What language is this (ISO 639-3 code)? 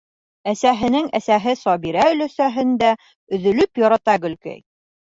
bak